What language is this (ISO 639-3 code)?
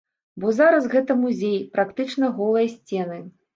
bel